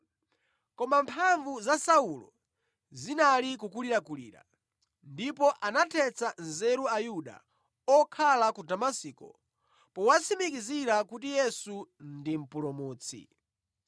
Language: Nyanja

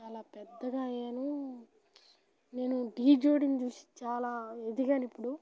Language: Telugu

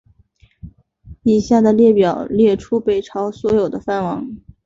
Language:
Chinese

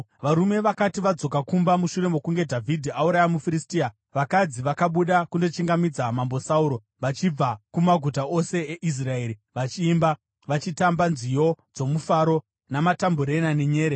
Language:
Shona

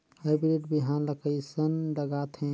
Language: Chhattisgarhi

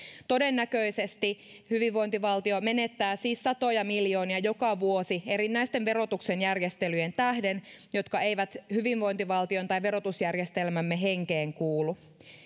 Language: Finnish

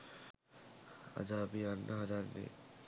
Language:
Sinhala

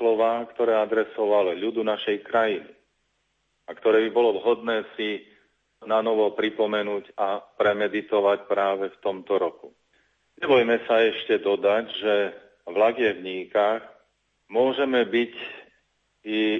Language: Slovak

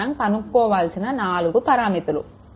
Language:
Telugu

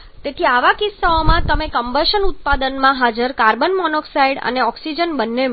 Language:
Gujarati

